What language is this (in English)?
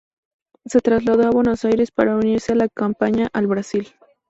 Spanish